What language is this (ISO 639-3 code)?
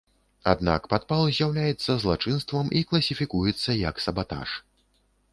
bel